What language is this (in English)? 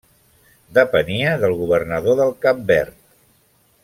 Catalan